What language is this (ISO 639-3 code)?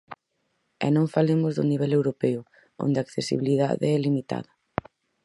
glg